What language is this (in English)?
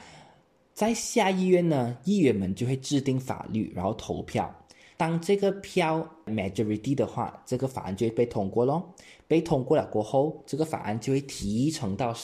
Chinese